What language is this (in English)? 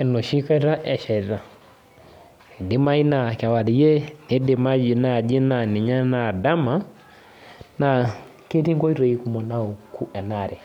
Masai